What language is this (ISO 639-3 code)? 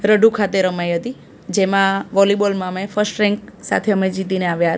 guj